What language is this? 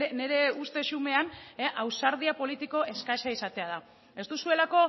Basque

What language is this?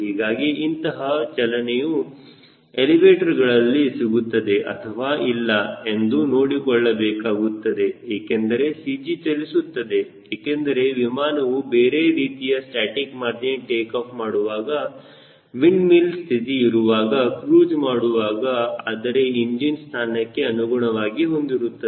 Kannada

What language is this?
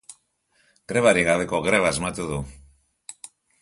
Basque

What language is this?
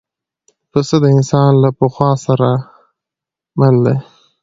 Pashto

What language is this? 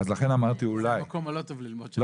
Hebrew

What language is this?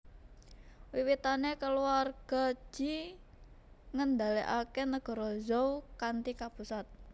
Javanese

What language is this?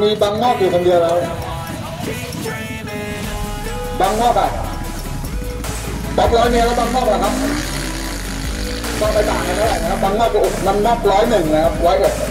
Thai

